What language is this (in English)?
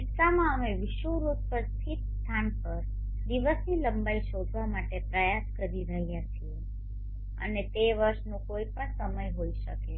Gujarati